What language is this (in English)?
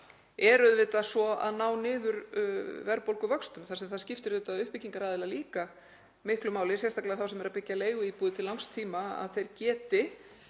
Icelandic